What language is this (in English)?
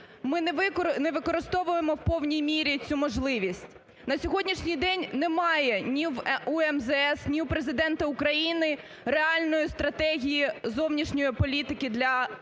Ukrainian